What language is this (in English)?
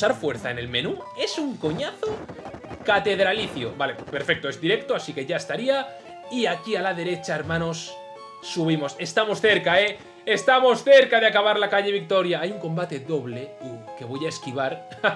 Spanish